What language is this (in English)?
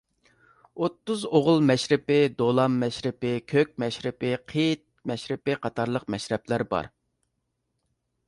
Uyghur